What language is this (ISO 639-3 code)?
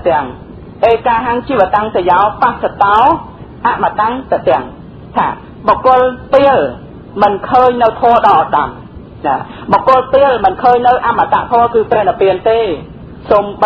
tha